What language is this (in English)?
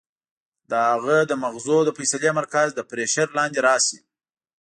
Pashto